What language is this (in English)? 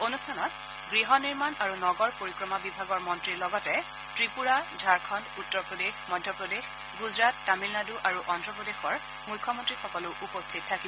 Assamese